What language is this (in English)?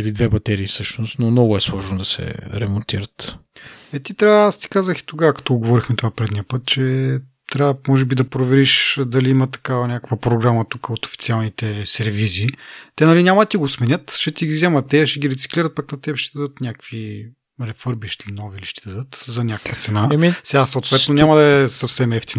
Bulgarian